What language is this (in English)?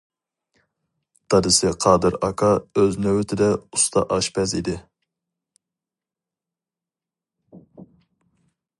Uyghur